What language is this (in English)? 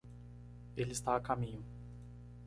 Portuguese